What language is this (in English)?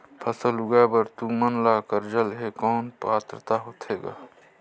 Chhattisgarhi